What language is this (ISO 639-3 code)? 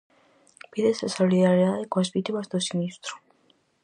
glg